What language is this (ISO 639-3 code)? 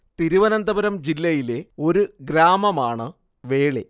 mal